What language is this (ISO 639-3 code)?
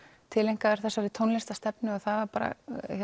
isl